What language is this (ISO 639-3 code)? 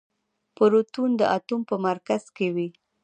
pus